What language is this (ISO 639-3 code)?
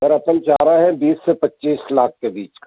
hin